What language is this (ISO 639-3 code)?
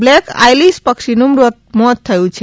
guj